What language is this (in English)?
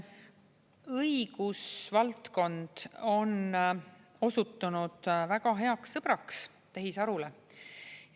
Estonian